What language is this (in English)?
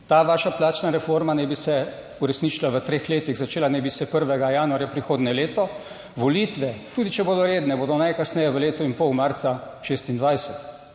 Slovenian